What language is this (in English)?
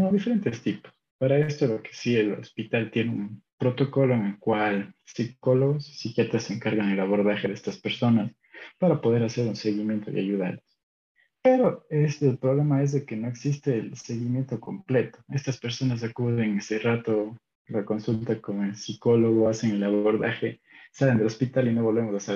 Spanish